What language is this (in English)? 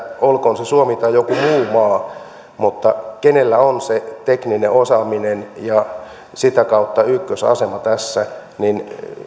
Finnish